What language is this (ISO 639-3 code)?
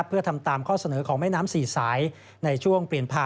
tha